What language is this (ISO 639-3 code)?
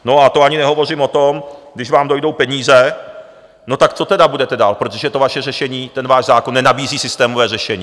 ces